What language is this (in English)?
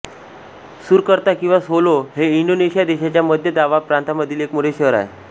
Marathi